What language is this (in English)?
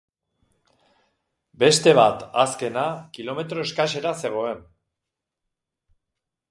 Basque